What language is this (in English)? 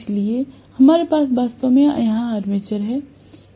Hindi